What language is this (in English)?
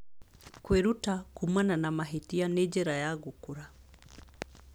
Kikuyu